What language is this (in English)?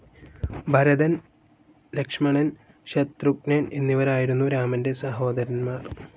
Malayalam